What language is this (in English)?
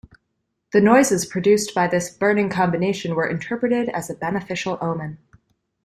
English